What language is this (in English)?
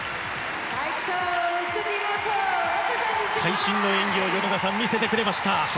Japanese